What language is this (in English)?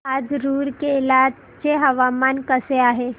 Marathi